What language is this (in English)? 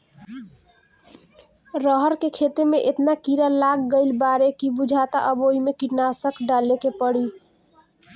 Bhojpuri